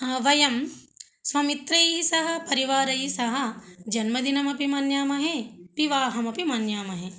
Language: Sanskrit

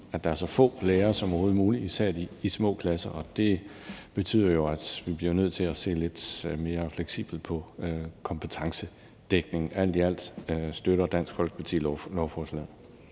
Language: Danish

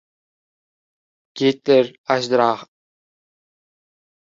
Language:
Uzbek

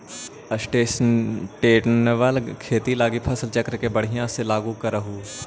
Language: Magahi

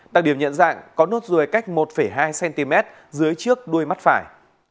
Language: Vietnamese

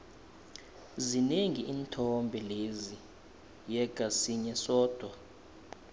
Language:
South Ndebele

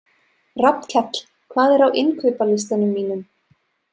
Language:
Icelandic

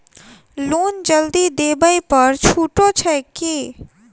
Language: Maithili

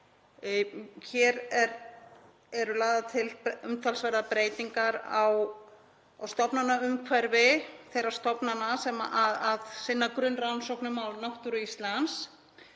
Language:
Icelandic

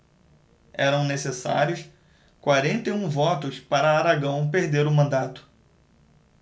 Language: Portuguese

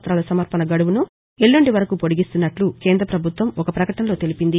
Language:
Telugu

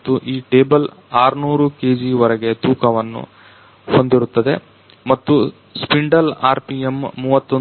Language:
Kannada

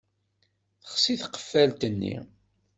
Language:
Kabyle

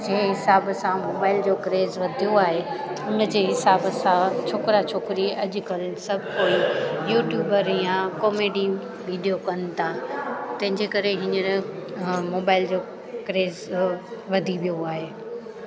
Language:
Sindhi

